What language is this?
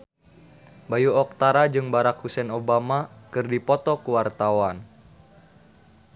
Sundanese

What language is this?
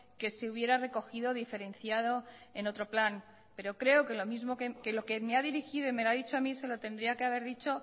Spanish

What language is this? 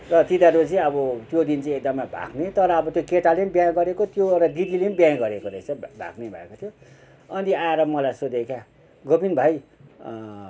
Nepali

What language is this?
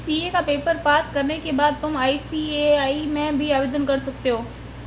Hindi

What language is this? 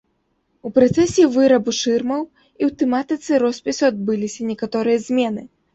Belarusian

